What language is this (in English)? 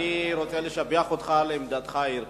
Hebrew